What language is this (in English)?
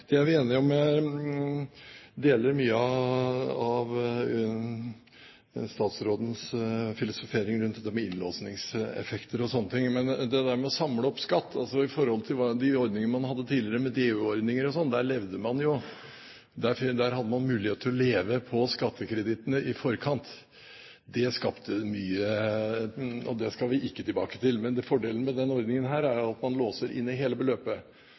Norwegian Bokmål